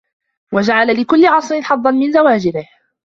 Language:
Arabic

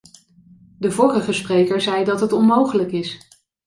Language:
Dutch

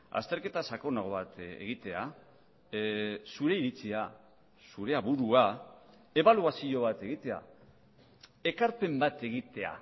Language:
Basque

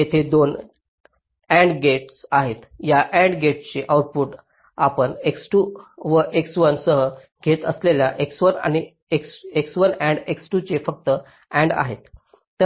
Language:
Marathi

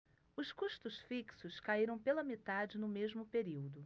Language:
Portuguese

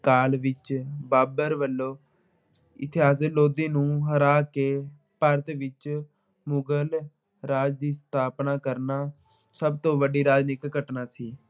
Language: Punjabi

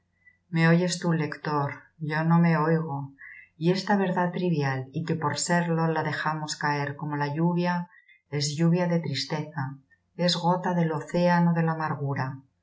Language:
Spanish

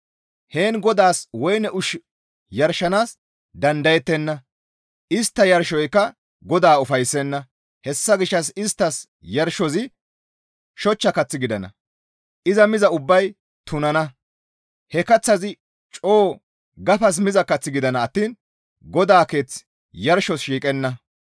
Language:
Gamo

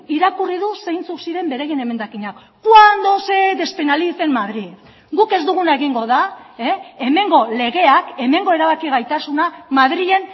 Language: Basque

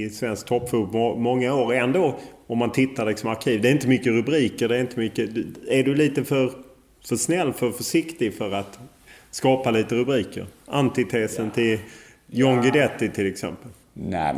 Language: Swedish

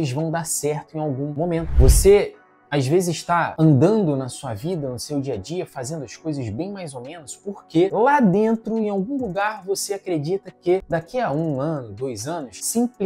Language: Portuguese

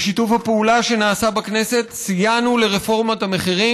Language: Hebrew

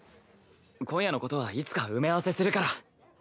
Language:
Japanese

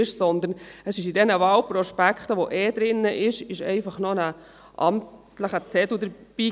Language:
Swiss German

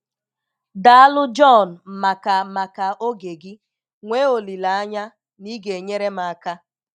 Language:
Igbo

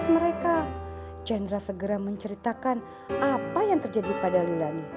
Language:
Indonesian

